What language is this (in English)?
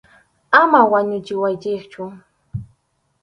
Arequipa-La Unión Quechua